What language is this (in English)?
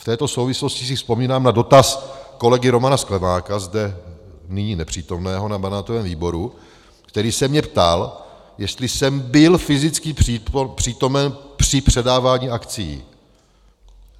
Czech